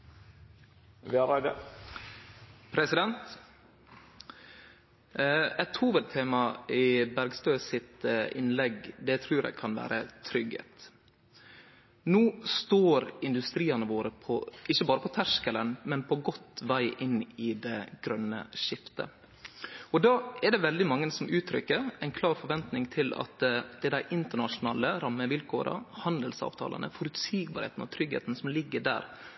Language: Norwegian Nynorsk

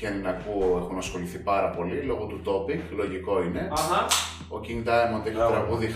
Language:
Greek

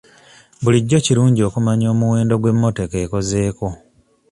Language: Ganda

